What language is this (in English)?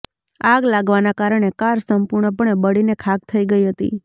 Gujarati